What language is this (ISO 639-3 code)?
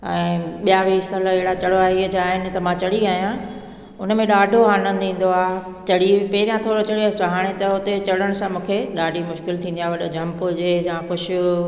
snd